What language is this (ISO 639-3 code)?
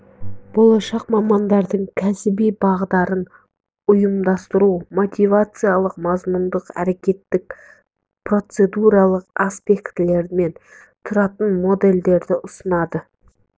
kaz